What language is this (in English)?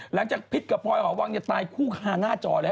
Thai